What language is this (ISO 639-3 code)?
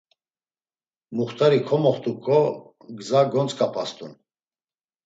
lzz